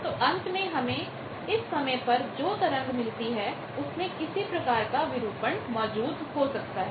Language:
Hindi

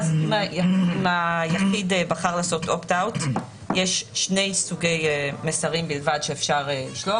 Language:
Hebrew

